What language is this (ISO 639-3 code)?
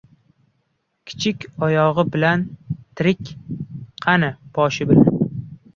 uzb